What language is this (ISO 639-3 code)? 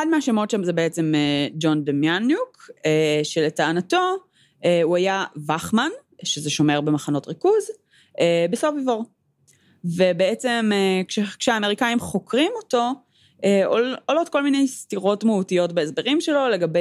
heb